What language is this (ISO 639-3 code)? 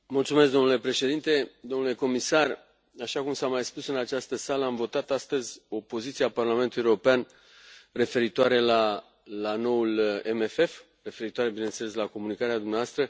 ron